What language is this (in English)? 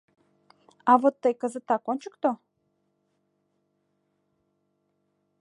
Mari